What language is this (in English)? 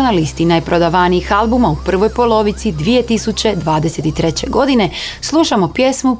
Croatian